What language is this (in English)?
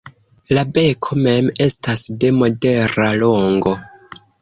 Esperanto